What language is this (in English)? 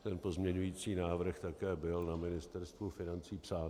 Czech